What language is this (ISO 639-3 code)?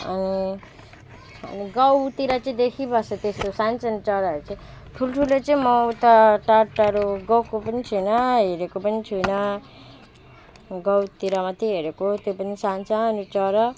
nep